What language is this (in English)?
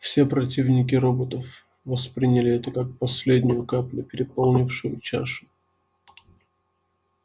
Russian